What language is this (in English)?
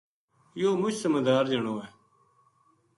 Gujari